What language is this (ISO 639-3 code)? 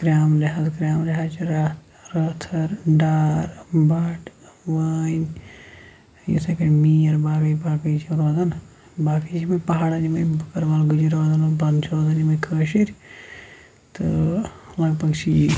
kas